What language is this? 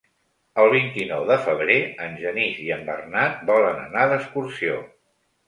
Catalan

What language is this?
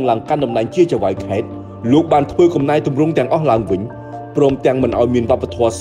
Thai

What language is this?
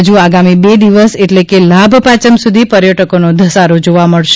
Gujarati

